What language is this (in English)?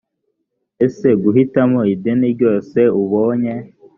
Kinyarwanda